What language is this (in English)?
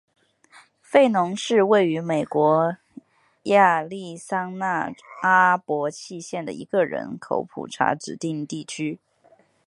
Chinese